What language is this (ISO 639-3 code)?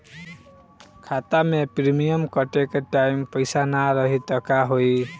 bho